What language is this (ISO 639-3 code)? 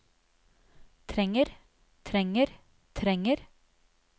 nor